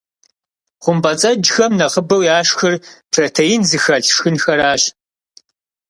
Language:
Kabardian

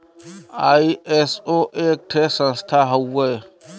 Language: Bhojpuri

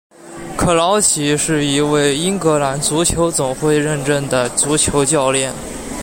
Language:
Chinese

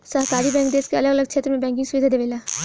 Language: Bhojpuri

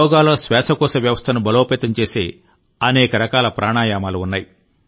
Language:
Telugu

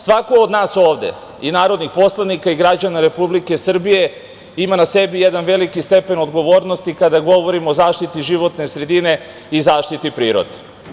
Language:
Serbian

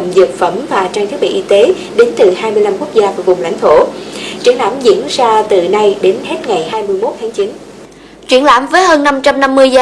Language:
Vietnamese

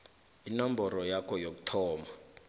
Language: South Ndebele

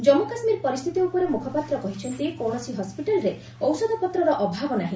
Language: Odia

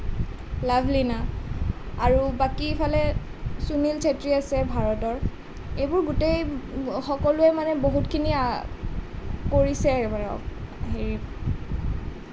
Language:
Assamese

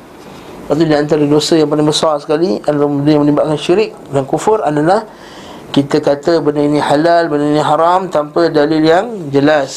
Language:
Malay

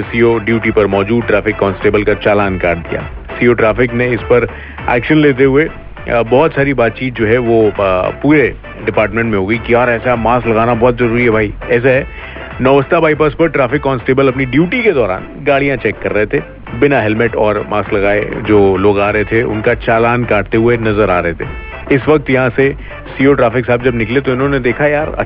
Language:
Hindi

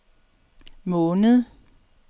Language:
Danish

